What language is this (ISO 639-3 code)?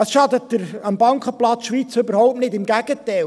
gsw